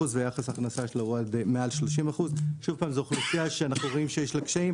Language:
Hebrew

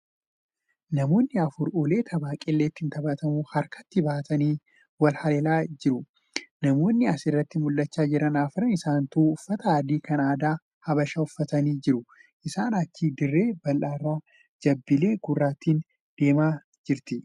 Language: Oromo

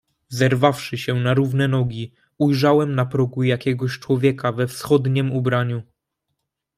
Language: Polish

